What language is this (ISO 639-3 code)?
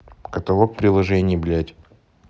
rus